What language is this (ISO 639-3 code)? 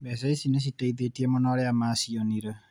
kik